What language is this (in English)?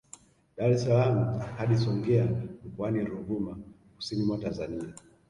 Swahili